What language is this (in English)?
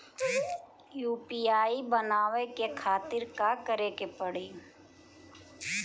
Bhojpuri